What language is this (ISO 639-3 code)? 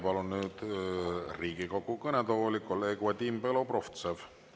est